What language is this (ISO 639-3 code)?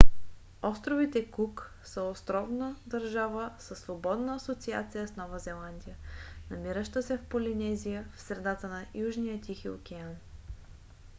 bul